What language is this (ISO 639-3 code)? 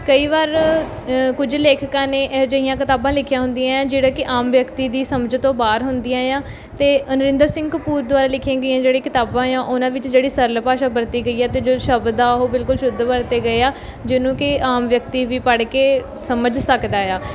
pan